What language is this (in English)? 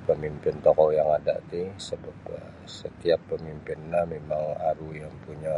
Sabah Bisaya